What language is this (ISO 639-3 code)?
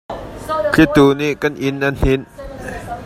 cnh